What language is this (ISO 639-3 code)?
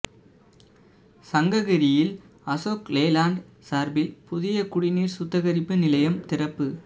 tam